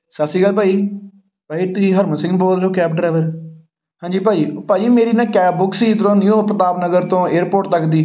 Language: Punjabi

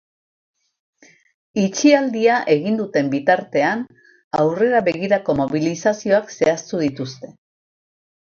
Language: Basque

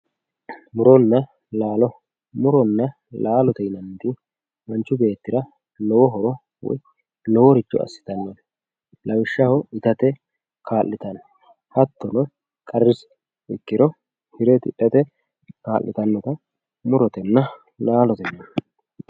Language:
Sidamo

